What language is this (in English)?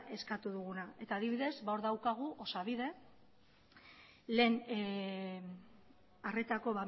Basque